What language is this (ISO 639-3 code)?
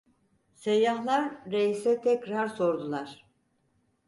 tur